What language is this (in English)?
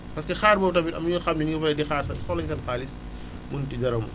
Wolof